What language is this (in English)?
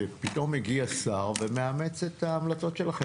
Hebrew